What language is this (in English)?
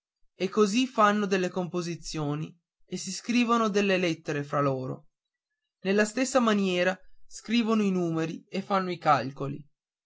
Italian